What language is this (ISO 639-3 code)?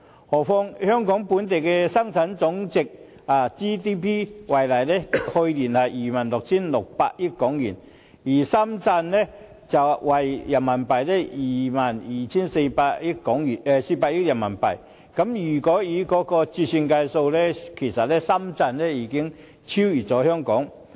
yue